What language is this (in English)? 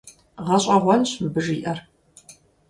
Kabardian